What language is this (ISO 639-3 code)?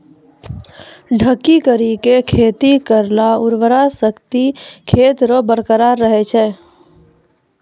mai